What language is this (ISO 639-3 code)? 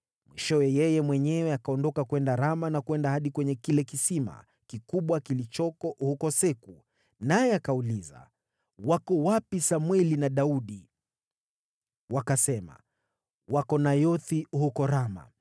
swa